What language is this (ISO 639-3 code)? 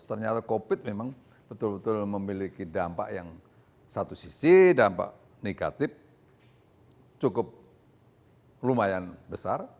ind